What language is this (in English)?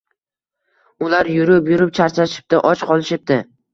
Uzbek